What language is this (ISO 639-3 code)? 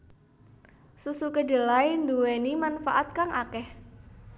jav